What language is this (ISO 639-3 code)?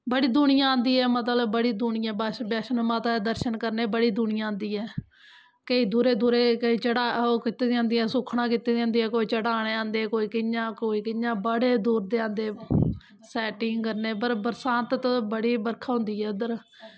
doi